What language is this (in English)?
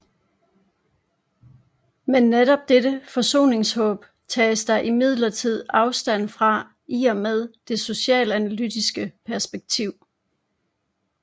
Danish